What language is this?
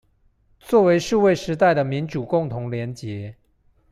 Chinese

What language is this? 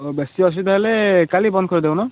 Odia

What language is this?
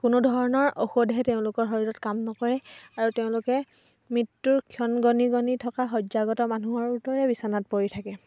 Assamese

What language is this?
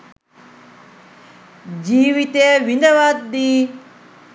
Sinhala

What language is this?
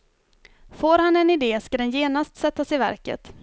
Swedish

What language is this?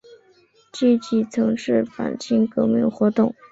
Chinese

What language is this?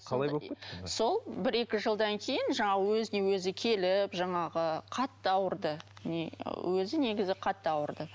Kazakh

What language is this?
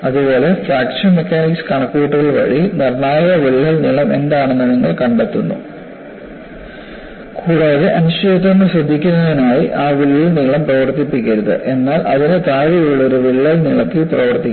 Malayalam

